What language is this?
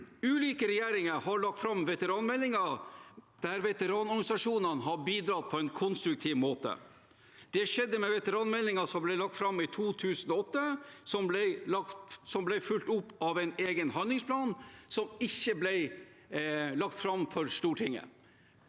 Norwegian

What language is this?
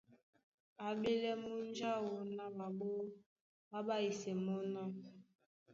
Duala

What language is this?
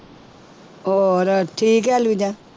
Punjabi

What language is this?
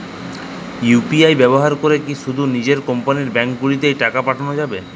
Bangla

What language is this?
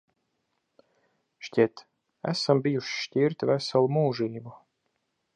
Latvian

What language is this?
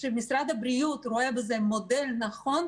Hebrew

